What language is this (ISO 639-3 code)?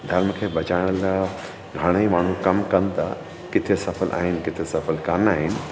snd